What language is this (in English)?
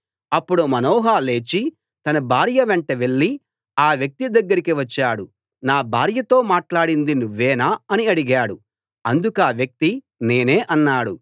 Telugu